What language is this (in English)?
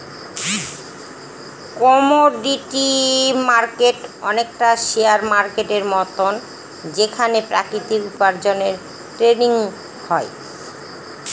Bangla